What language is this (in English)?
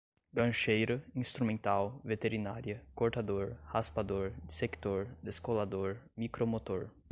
Portuguese